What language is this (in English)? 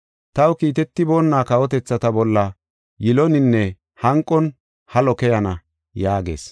Gofa